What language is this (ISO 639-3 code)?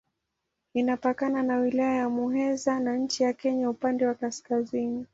swa